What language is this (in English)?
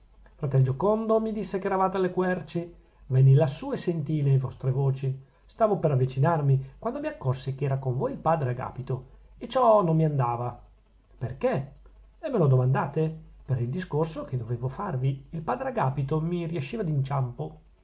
Italian